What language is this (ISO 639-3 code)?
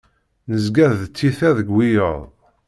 kab